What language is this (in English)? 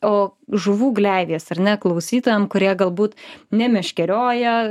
Lithuanian